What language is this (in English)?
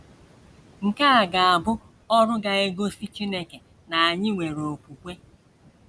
Igbo